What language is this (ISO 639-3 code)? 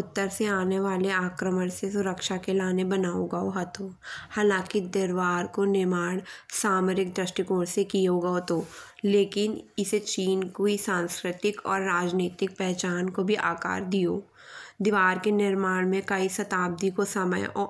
bns